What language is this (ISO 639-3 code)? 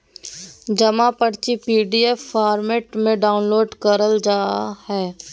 mag